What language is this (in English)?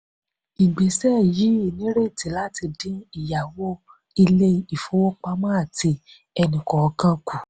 Yoruba